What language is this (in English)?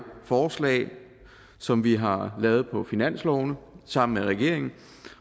Danish